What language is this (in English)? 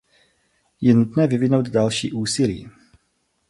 Czech